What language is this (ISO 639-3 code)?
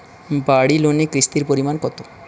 ben